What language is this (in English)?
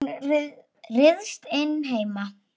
Icelandic